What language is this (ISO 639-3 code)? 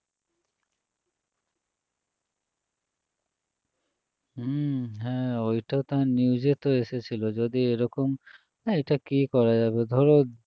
ben